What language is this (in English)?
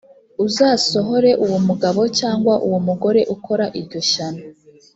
Kinyarwanda